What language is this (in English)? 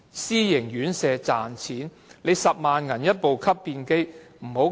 Cantonese